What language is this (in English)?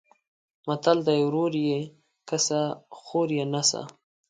Pashto